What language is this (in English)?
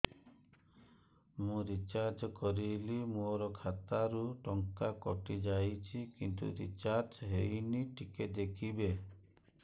Odia